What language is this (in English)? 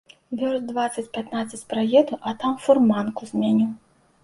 Belarusian